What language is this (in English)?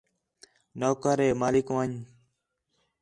Khetrani